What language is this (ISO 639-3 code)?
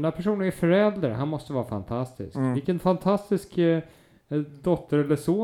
swe